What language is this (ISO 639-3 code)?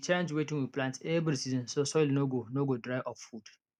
pcm